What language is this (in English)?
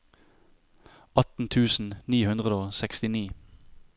Norwegian